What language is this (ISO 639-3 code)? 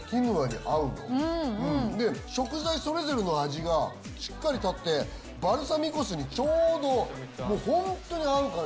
jpn